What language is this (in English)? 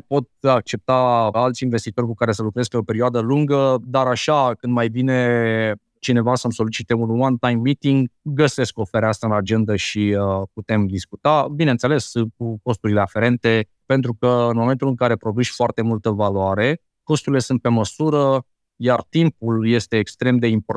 Romanian